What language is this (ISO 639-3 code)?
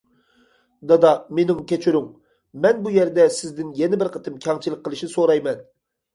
uig